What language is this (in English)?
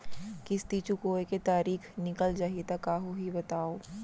Chhattisgarhi